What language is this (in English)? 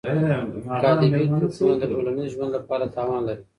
Pashto